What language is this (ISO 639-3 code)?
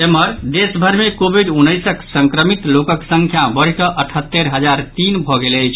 mai